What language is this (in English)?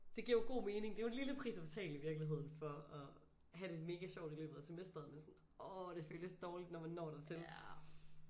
Danish